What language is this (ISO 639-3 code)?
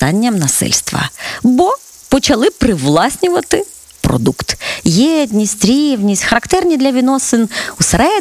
ukr